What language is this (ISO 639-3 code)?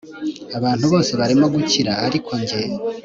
kin